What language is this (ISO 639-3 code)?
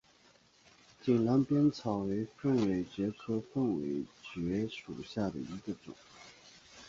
zho